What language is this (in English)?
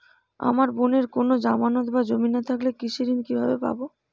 Bangla